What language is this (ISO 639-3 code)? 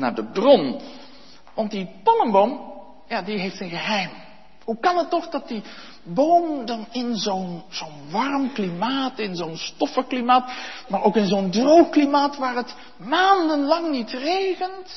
nld